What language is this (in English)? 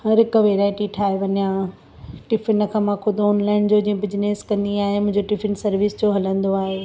Sindhi